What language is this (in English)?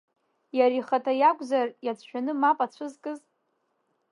Abkhazian